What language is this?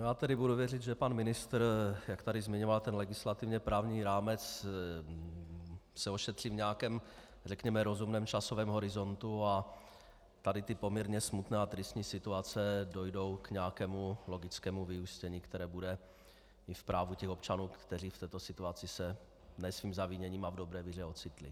Czech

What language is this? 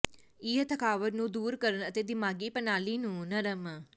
Punjabi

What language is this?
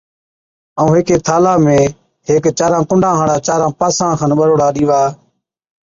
Od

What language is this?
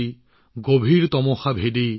Assamese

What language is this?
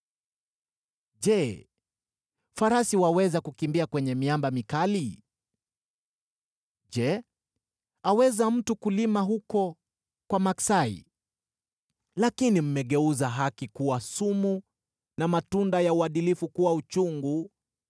Swahili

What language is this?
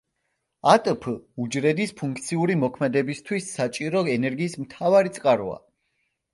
Georgian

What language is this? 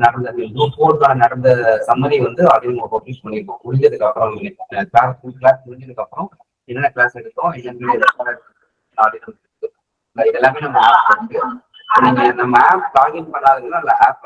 Tamil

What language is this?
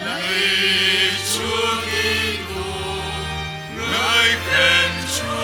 Vietnamese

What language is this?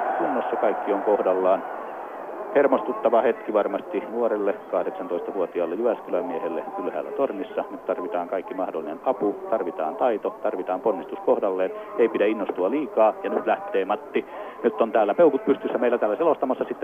Finnish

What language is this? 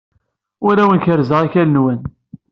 Kabyle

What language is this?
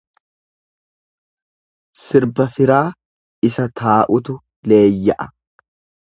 Oromo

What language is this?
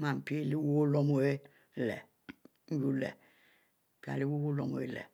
Mbe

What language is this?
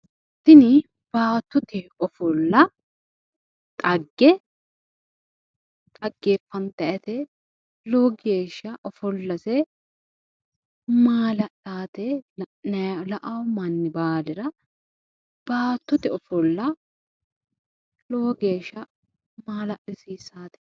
Sidamo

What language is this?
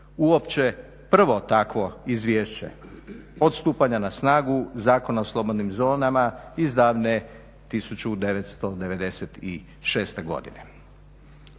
Croatian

